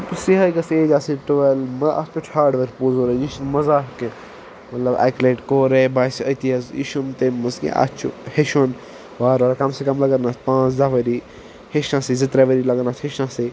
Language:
Kashmiri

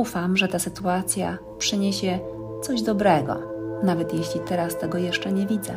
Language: Polish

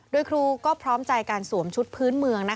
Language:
Thai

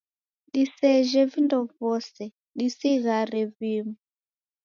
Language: Taita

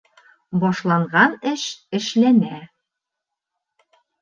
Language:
Bashkir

